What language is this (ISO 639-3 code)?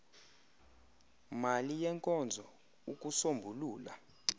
xho